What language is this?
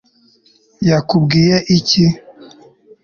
Kinyarwanda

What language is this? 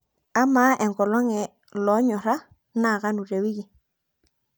Masai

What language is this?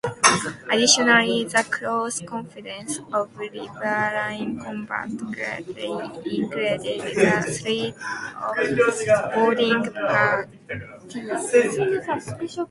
English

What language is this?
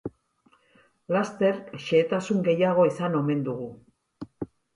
Basque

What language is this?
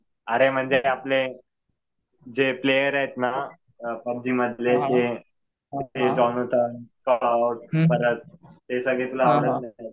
Marathi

